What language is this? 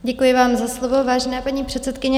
Czech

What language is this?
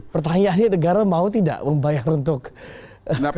Indonesian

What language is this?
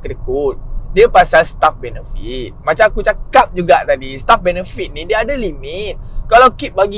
Malay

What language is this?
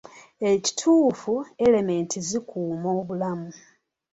Ganda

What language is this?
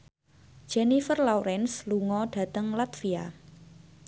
Javanese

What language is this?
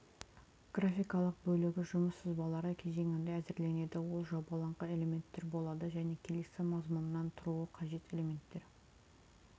Kazakh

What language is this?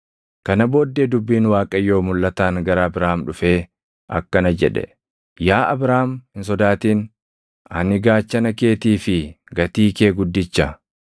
Oromo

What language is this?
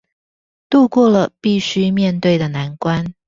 Chinese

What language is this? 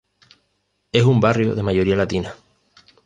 Spanish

